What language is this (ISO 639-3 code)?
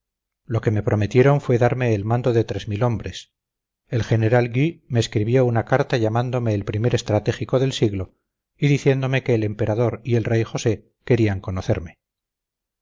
spa